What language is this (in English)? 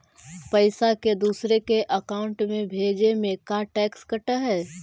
Magahi